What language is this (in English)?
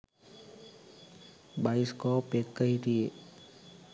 Sinhala